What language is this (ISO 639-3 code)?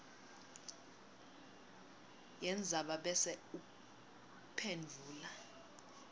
ssw